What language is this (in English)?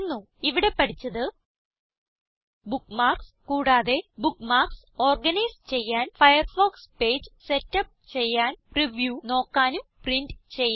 Malayalam